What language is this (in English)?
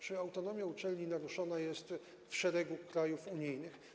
Polish